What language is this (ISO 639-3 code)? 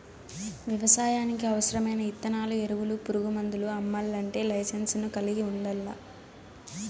tel